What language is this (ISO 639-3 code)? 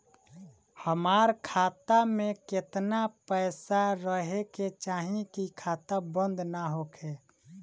bho